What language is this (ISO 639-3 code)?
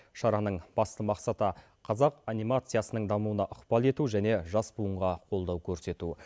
kaz